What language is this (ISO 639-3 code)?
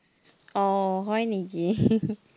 asm